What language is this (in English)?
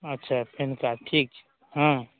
Maithili